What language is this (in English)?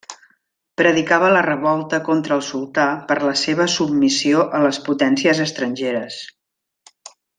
Catalan